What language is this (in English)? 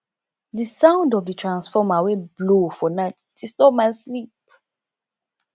Nigerian Pidgin